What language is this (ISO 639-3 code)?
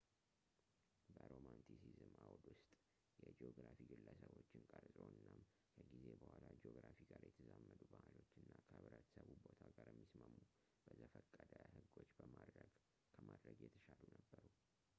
amh